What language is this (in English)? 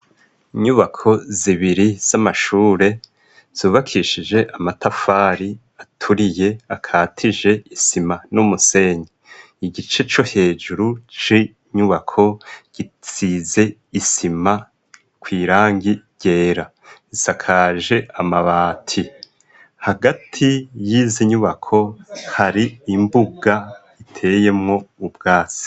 Rundi